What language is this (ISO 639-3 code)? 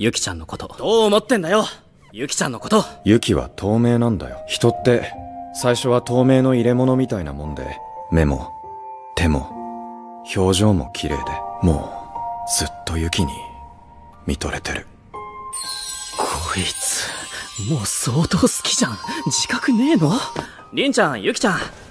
jpn